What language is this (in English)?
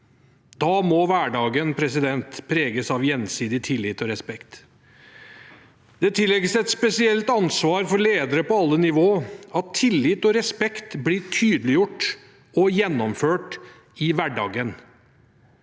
Norwegian